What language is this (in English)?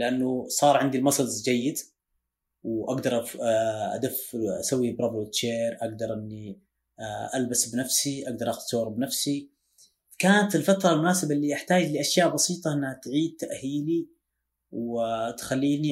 Arabic